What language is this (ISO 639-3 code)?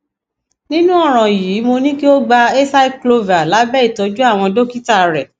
yor